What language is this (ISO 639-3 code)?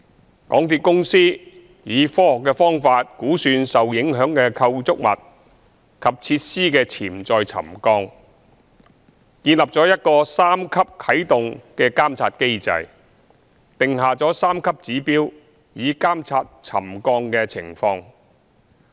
yue